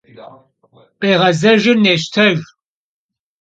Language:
Kabardian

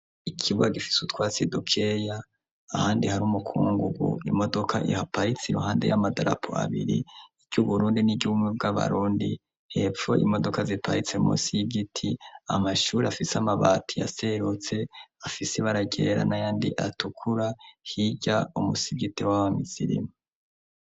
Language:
Rundi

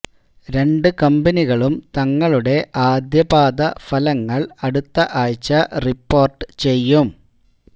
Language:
Malayalam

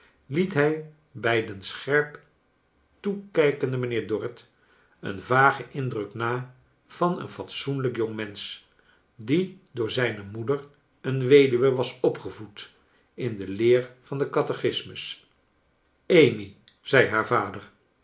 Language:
Dutch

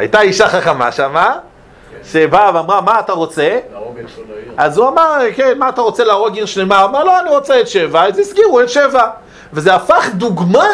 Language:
Hebrew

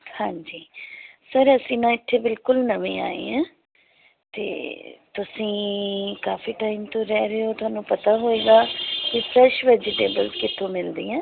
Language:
Punjabi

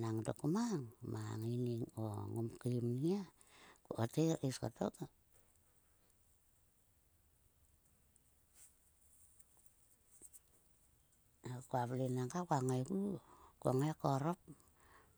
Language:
Sulka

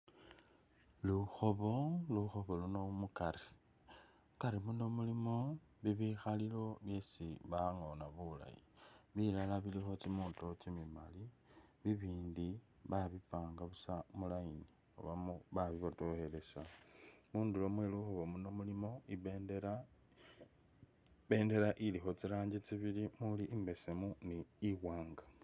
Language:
Masaaba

